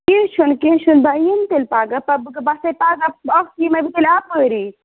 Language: Kashmiri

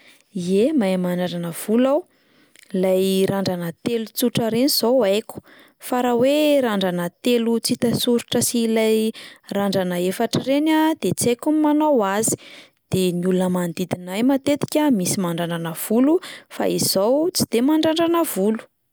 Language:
Malagasy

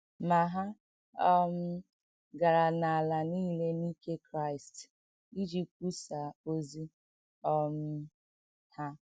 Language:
Igbo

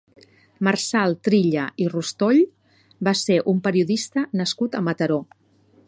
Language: Catalan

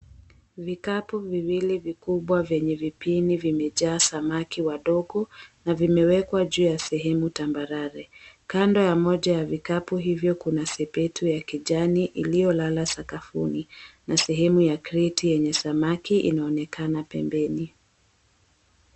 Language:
Swahili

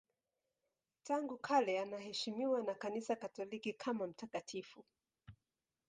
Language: Swahili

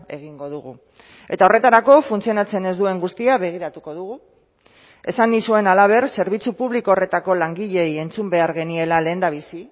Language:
Basque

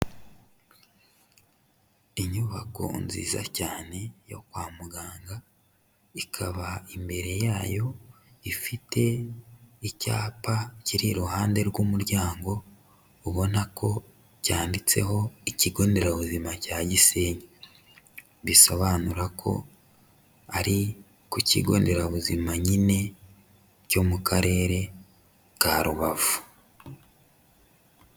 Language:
Kinyarwanda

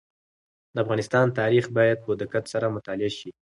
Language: Pashto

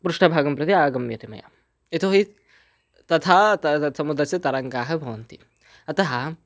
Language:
Sanskrit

